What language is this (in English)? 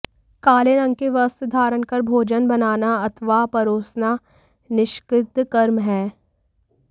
Hindi